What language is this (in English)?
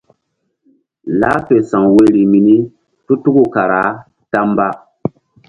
Mbum